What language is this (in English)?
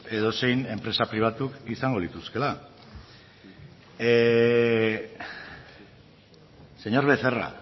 Basque